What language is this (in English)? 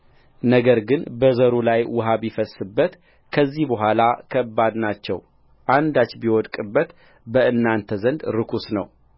Amharic